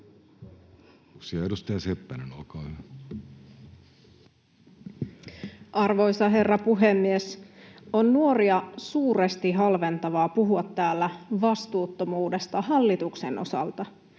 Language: Finnish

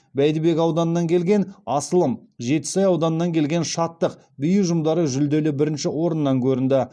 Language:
Kazakh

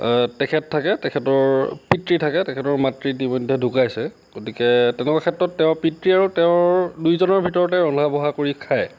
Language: Assamese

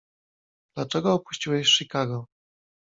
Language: Polish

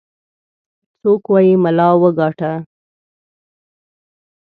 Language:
Pashto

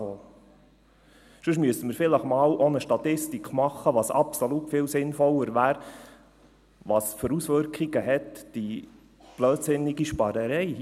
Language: Swiss German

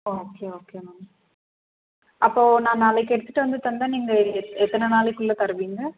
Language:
Tamil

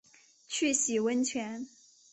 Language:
Chinese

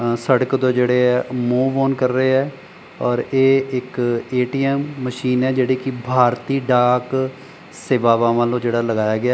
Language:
Punjabi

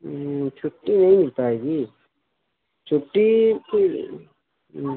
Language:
Urdu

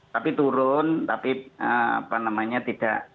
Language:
Indonesian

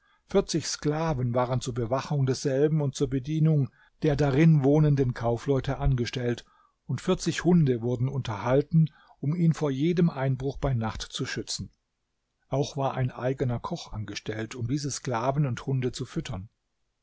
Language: German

